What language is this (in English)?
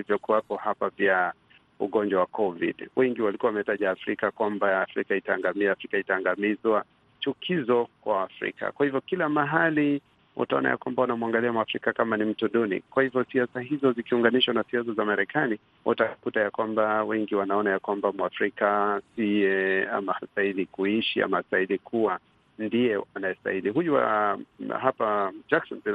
Swahili